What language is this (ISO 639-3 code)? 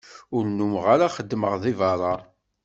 kab